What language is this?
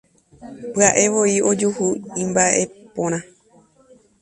Guarani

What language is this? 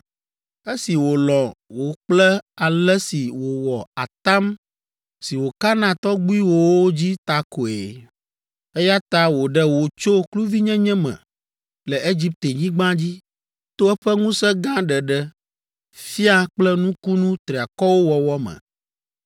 Ewe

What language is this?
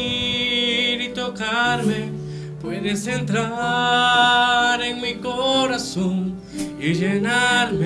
Spanish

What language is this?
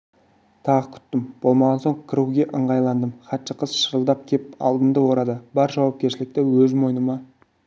Kazakh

